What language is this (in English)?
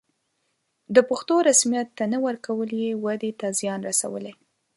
Pashto